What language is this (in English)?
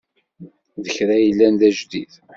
Kabyle